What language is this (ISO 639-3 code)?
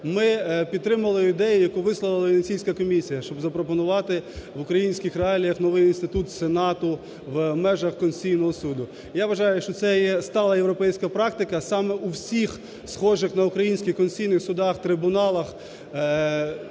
ukr